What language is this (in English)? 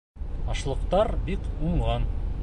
Bashkir